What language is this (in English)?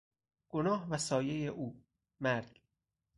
Persian